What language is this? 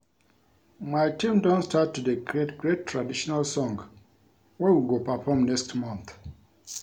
Nigerian Pidgin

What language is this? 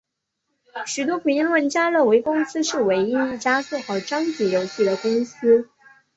Chinese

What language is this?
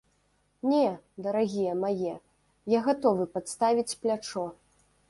Belarusian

